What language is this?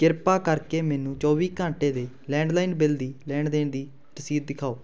Punjabi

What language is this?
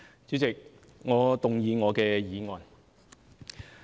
Cantonese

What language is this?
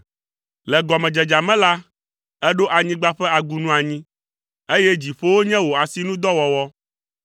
Ewe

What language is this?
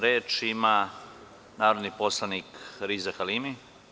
Serbian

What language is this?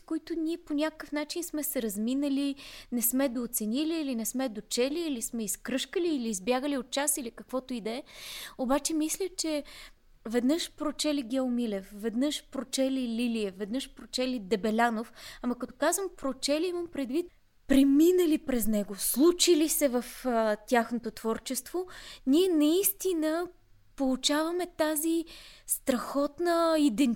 Bulgarian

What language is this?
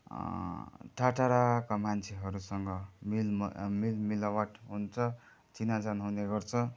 Nepali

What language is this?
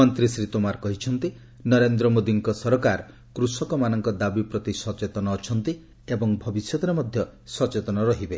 Odia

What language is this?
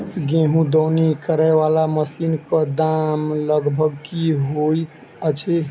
Maithili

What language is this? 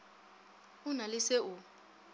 Northern Sotho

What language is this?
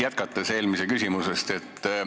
Estonian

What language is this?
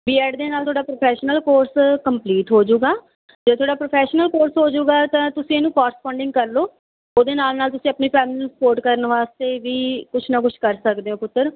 Punjabi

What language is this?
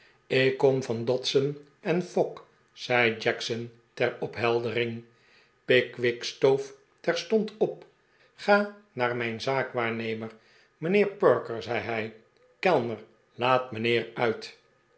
Dutch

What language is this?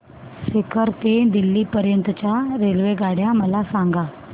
Marathi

